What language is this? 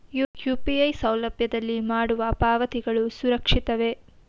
Kannada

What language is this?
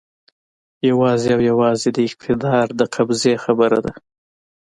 Pashto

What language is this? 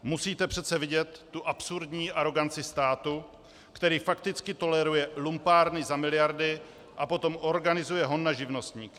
Czech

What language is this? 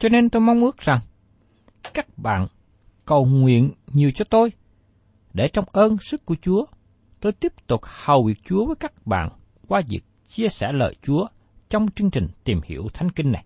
Vietnamese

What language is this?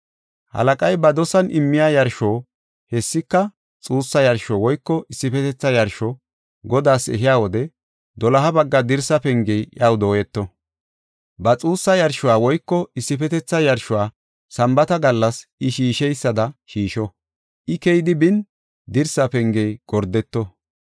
Gofa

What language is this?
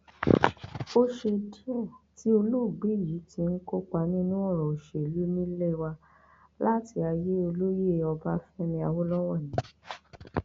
Yoruba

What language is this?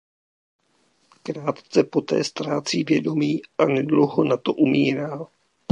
Czech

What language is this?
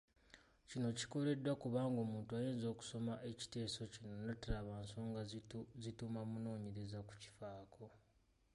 Ganda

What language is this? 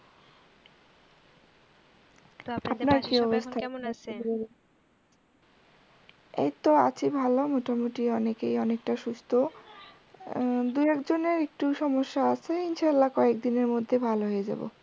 Bangla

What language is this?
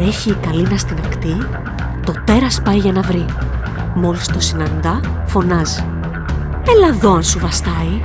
Greek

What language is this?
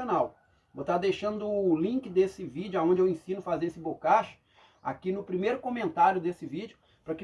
Portuguese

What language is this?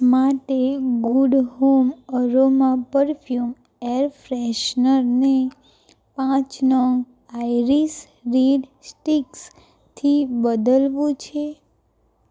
Gujarati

